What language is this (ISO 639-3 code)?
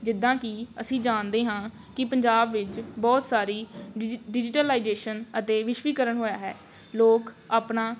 pan